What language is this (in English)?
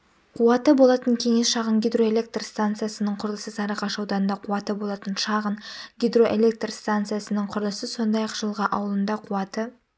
Kazakh